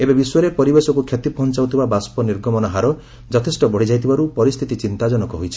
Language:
Odia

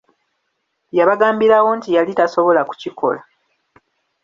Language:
Ganda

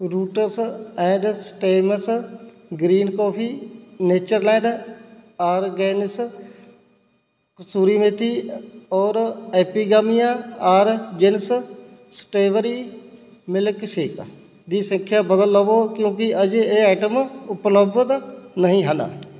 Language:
Punjabi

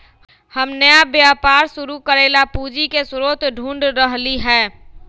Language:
Magahi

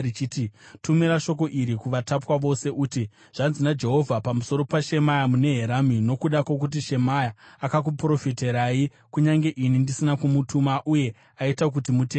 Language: Shona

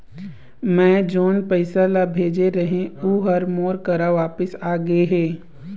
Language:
Chhattisgarhi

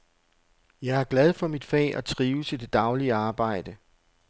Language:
Danish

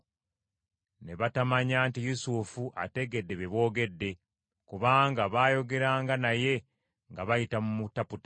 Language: Ganda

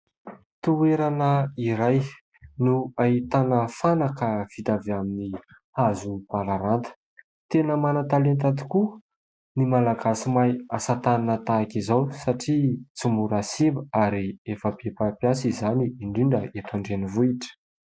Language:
Malagasy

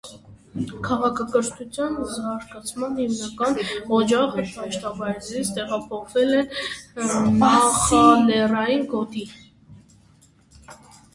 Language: Armenian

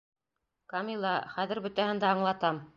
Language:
Bashkir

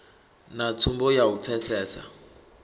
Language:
Venda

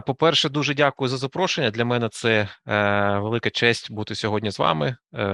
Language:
Ukrainian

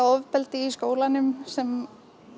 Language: Icelandic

